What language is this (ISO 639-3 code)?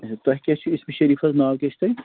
kas